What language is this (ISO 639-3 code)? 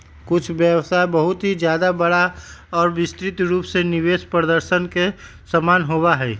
mag